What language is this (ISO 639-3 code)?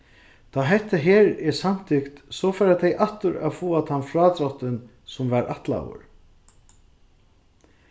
fao